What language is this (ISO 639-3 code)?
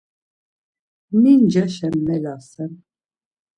lzz